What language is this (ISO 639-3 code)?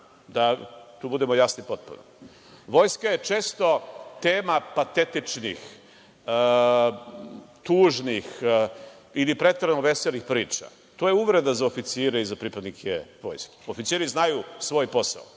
srp